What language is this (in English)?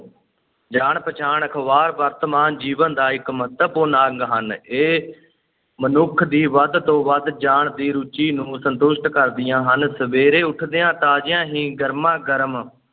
Punjabi